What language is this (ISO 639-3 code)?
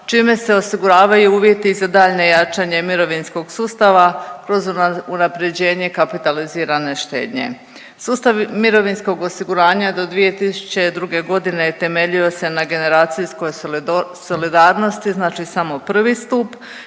hrv